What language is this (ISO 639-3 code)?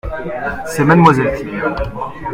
fra